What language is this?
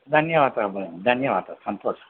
Sanskrit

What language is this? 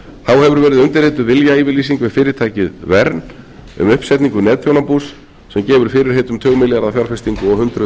Icelandic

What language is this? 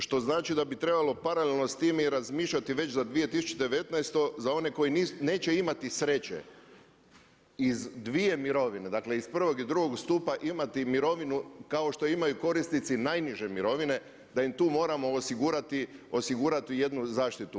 Croatian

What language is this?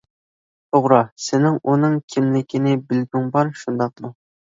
Uyghur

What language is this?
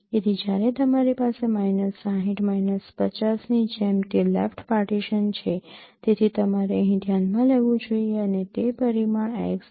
Gujarati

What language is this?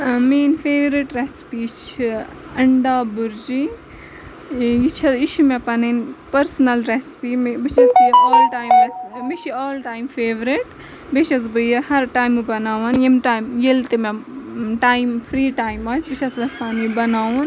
Kashmiri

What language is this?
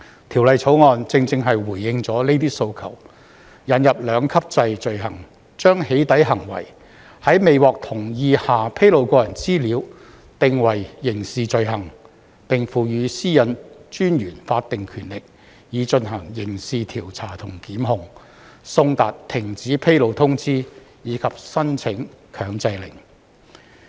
Cantonese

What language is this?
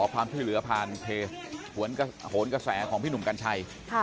Thai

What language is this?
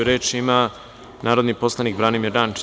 Serbian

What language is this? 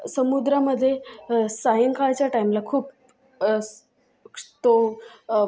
Marathi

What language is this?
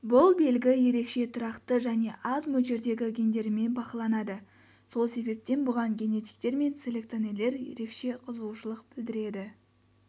Kazakh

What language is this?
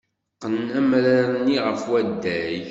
Kabyle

